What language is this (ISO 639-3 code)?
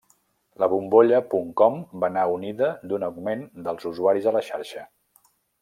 cat